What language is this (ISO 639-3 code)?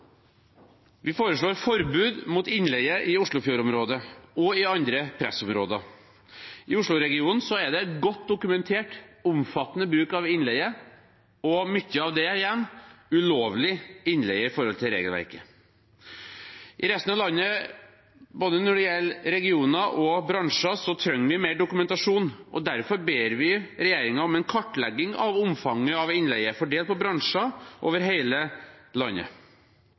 nob